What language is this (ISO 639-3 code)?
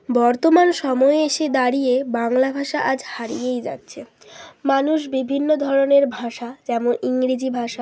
ben